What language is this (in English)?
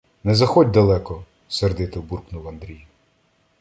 Ukrainian